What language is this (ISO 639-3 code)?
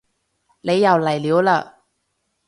yue